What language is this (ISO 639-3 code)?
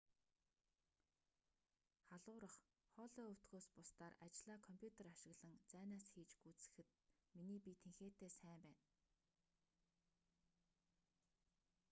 mon